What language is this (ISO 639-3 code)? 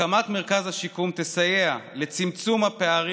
heb